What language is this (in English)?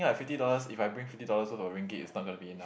English